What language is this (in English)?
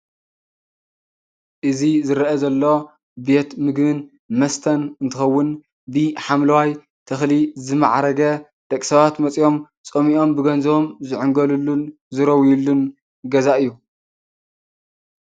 Tigrinya